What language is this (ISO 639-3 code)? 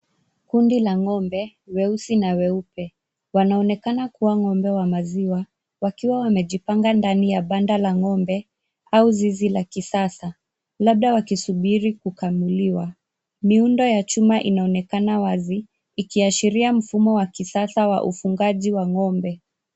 swa